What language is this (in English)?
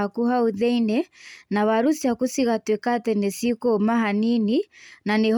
Kikuyu